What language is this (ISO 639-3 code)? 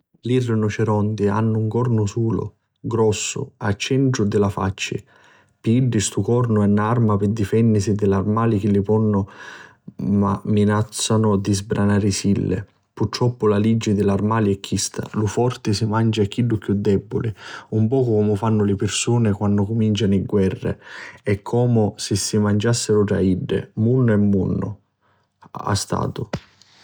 scn